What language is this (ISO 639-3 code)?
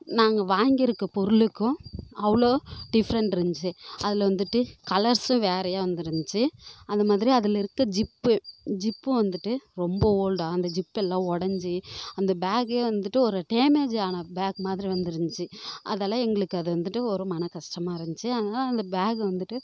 tam